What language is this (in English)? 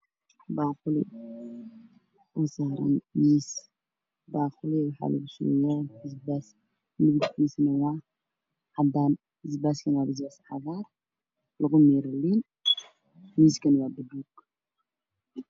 Somali